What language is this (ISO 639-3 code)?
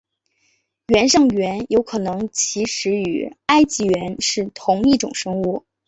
zho